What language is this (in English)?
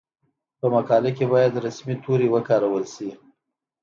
Pashto